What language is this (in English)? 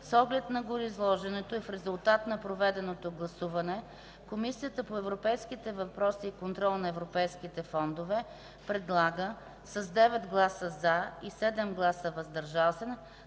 Bulgarian